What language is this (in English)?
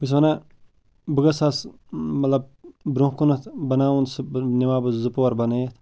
Kashmiri